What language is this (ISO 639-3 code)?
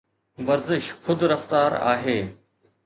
snd